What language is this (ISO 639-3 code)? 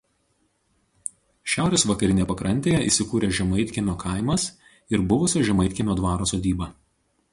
lit